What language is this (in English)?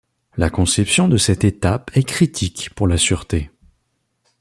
French